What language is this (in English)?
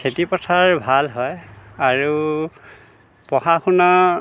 Assamese